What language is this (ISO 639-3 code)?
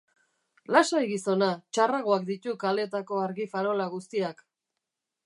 eus